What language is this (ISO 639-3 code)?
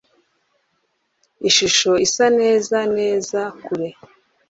kin